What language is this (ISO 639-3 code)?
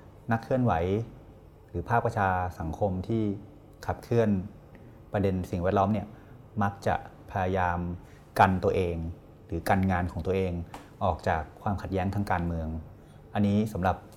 tha